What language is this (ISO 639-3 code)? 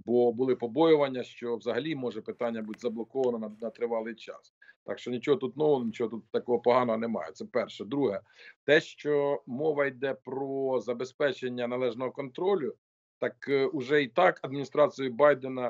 ukr